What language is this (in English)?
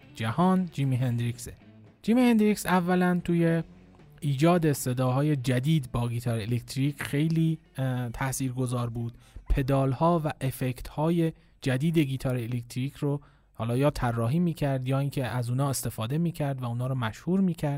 Persian